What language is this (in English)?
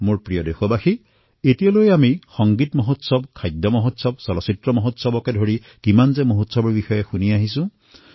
Assamese